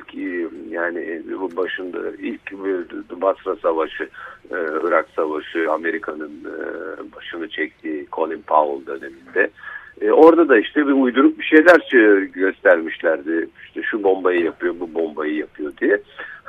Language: Turkish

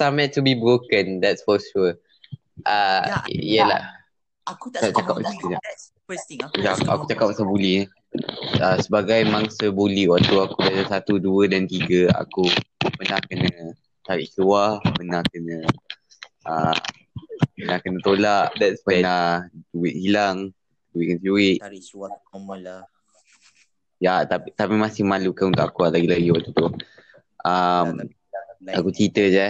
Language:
Malay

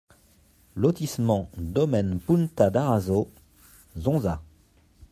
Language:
French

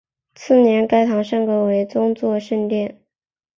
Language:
Chinese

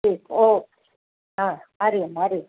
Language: Sindhi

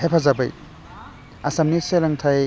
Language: Bodo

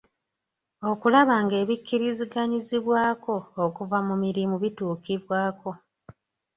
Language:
Ganda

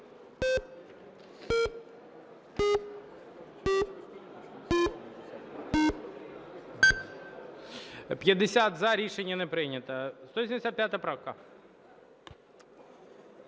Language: Ukrainian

